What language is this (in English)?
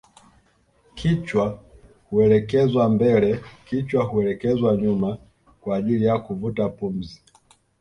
Swahili